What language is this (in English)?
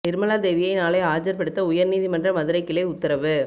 Tamil